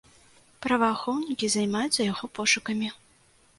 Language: Belarusian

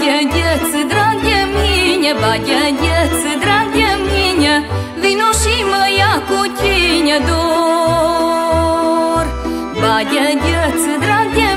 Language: Romanian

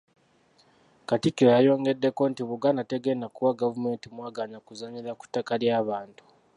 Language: Ganda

